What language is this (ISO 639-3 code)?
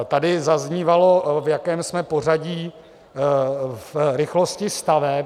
ces